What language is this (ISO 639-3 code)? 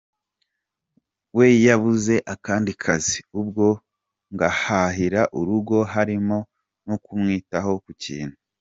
kin